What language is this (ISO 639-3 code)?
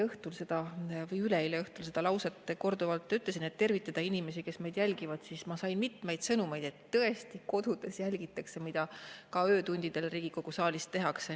est